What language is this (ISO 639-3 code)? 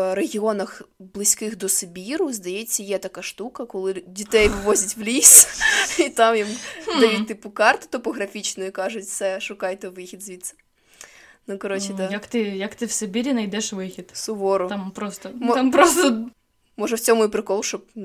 ukr